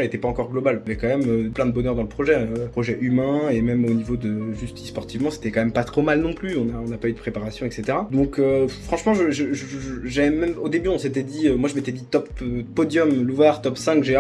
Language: French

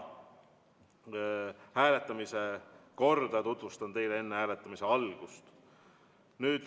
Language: Estonian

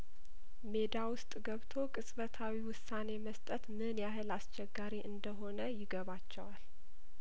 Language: Amharic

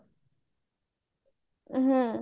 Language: Odia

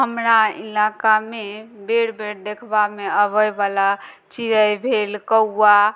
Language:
Maithili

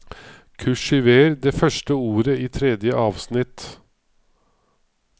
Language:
Norwegian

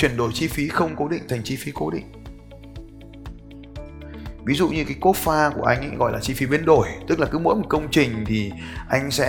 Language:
Vietnamese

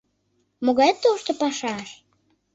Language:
Mari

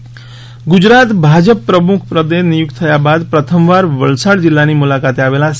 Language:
Gujarati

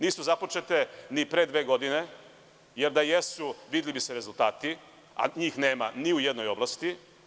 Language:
Serbian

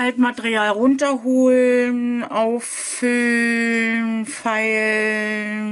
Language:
German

